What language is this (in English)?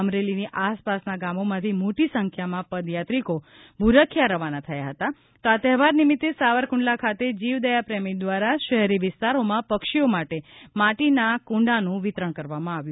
Gujarati